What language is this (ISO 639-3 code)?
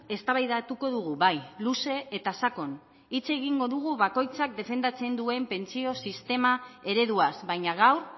eus